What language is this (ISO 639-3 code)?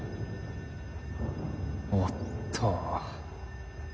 jpn